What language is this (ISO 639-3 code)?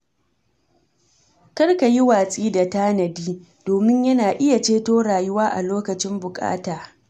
hau